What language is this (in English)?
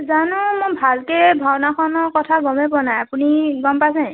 Assamese